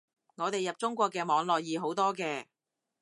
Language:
Cantonese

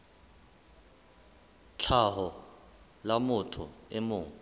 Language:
Southern Sotho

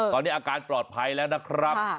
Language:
Thai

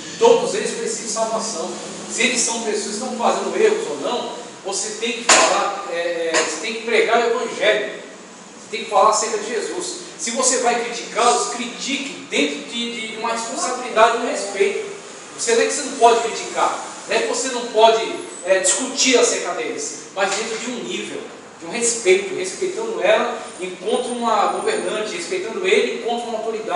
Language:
Portuguese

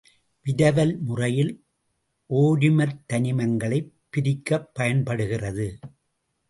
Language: Tamil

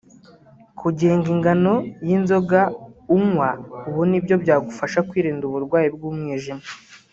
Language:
Kinyarwanda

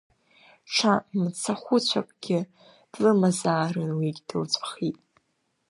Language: Abkhazian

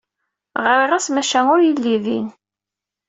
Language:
Kabyle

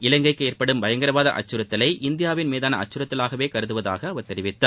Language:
Tamil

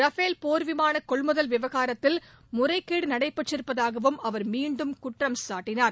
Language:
Tamil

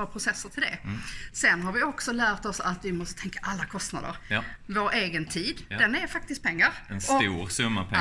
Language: Swedish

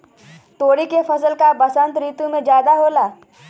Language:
Magahi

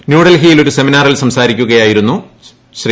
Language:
Malayalam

